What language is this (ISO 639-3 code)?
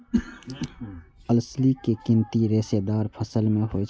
mai